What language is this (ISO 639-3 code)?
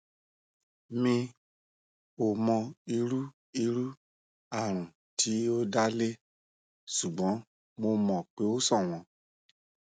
yor